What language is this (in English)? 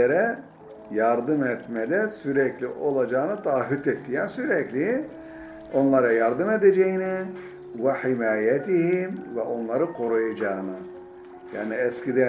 Turkish